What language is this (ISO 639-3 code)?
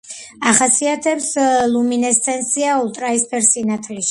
kat